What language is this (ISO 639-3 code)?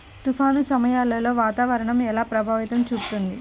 tel